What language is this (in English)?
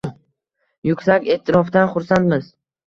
Uzbek